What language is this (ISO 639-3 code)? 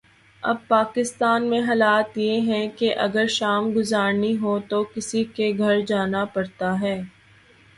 urd